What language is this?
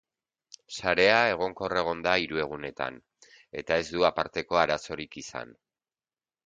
Basque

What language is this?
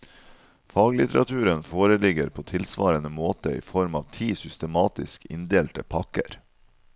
Norwegian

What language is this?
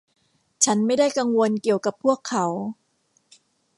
Thai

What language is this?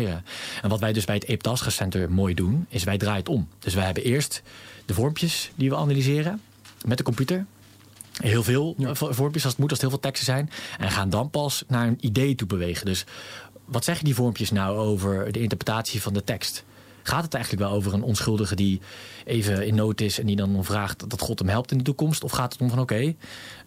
Dutch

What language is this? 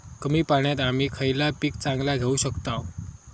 Marathi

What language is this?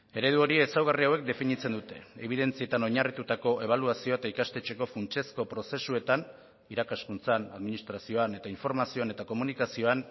Basque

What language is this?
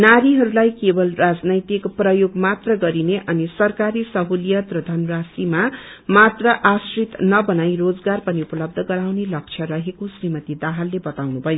Nepali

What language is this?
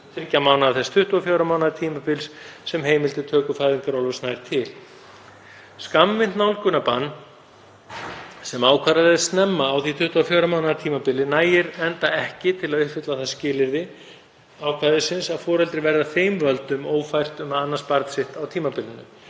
Icelandic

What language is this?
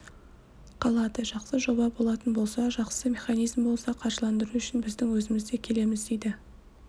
Kazakh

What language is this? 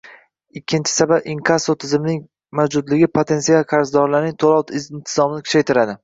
Uzbek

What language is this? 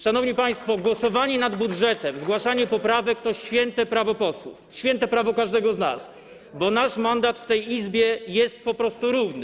Polish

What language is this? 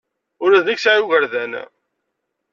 Kabyle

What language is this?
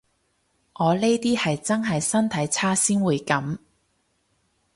Cantonese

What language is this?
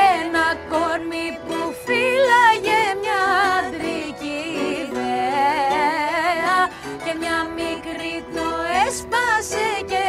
Greek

